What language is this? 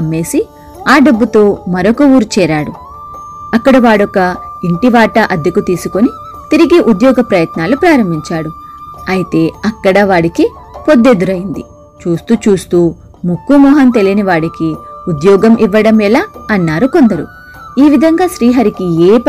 Telugu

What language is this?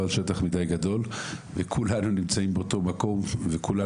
Hebrew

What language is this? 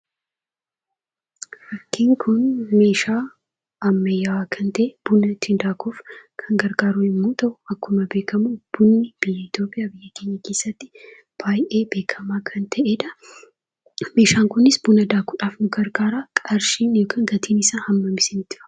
Oromo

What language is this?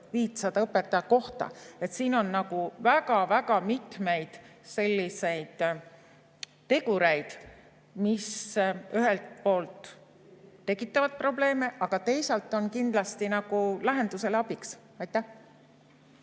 Estonian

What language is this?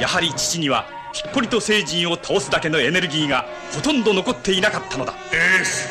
Japanese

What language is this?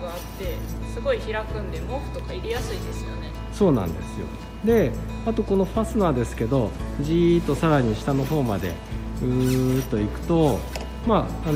Japanese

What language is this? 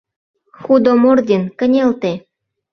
Mari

